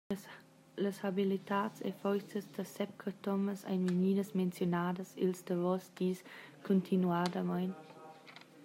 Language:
Romansh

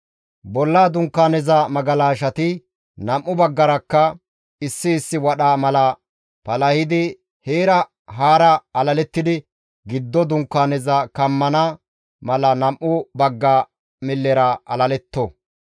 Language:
Gamo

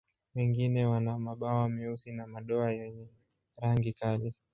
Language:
Swahili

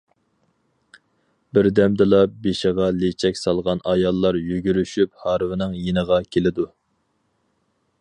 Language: Uyghur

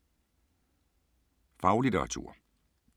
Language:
Danish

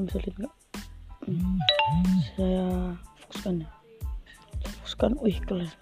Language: Indonesian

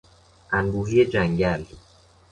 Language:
Persian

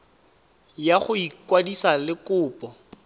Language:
Tswana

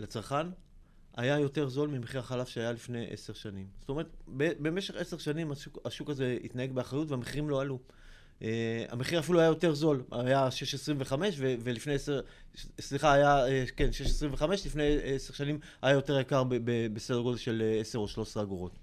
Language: Hebrew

